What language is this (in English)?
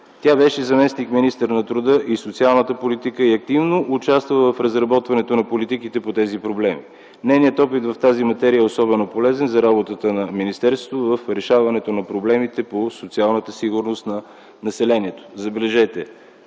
Bulgarian